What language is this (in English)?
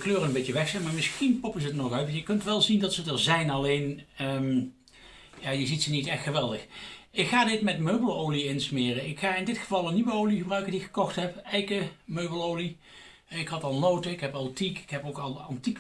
Dutch